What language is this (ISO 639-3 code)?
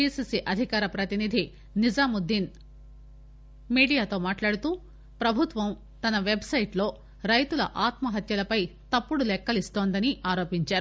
tel